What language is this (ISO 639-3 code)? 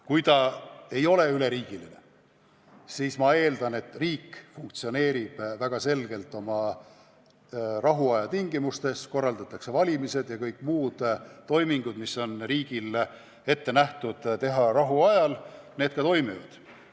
est